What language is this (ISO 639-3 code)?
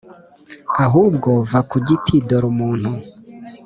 kin